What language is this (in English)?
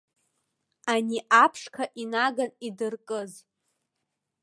Abkhazian